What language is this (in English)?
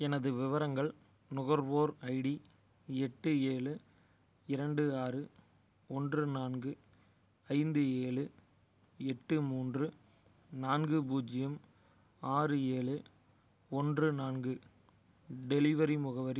Tamil